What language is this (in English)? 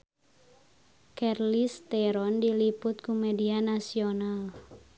Sundanese